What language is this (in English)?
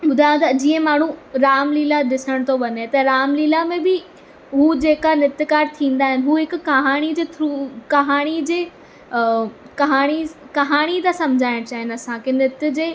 Sindhi